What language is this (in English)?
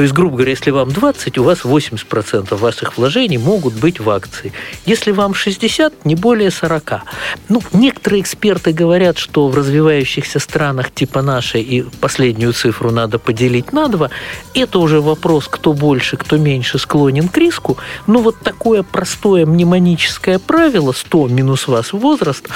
Russian